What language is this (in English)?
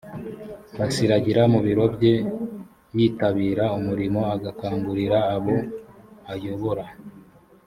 Kinyarwanda